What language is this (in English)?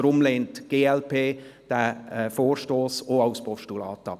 Swiss German